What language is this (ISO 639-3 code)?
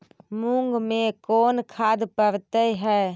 mag